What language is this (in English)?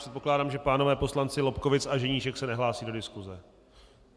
Czech